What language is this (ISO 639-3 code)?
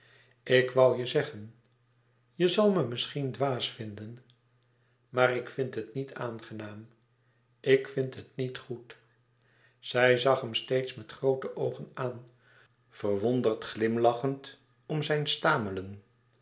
nld